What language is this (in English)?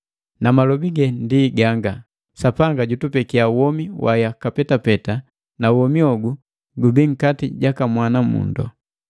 Matengo